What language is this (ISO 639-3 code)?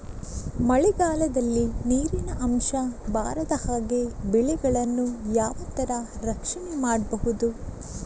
kan